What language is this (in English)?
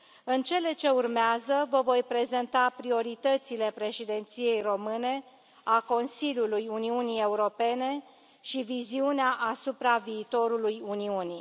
Romanian